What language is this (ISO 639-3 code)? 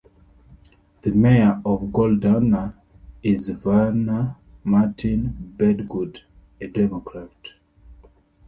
eng